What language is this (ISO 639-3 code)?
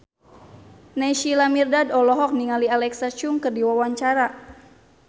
sun